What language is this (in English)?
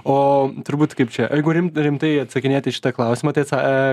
Lithuanian